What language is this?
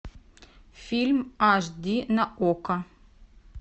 Russian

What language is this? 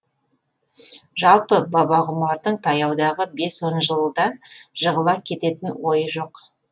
Kazakh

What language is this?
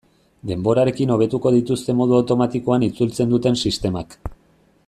Basque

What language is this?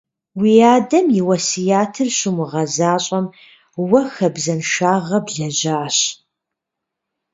Kabardian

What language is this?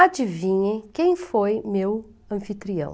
Portuguese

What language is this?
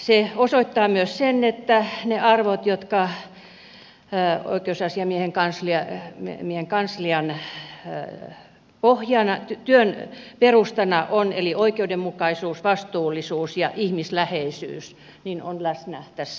Finnish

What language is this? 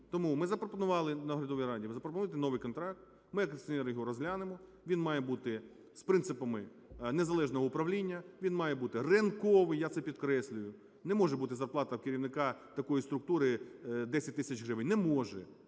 Ukrainian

